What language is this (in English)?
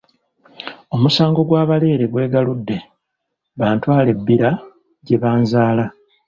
Ganda